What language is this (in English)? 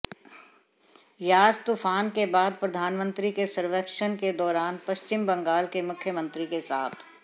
Hindi